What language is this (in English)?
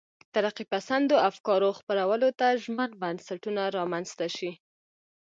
Pashto